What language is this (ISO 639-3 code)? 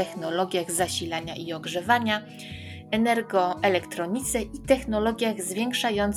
pol